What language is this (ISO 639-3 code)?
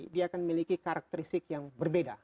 ind